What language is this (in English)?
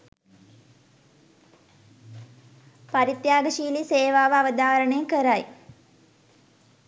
Sinhala